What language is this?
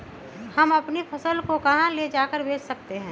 Magahi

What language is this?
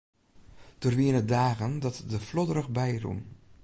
Western Frisian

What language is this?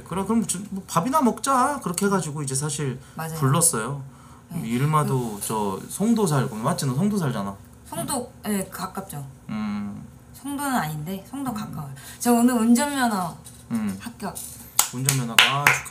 Korean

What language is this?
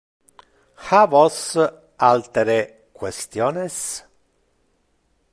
Interlingua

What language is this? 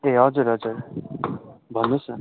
Nepali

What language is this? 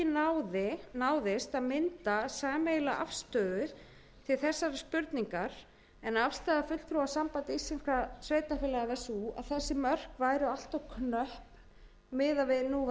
Icelandic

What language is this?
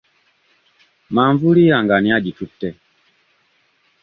Ganda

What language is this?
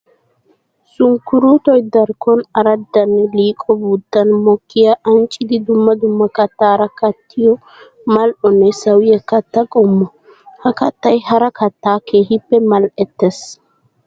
Wolaytta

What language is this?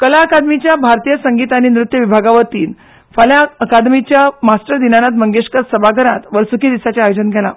Konkani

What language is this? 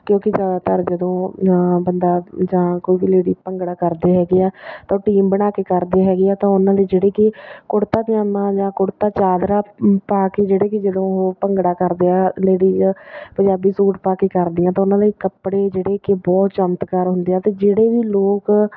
Punjabi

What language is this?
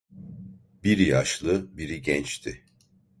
Turkish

